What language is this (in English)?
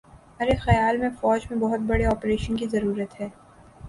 Urdu